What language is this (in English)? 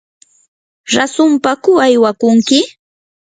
Yanahuanca Pasco Quechua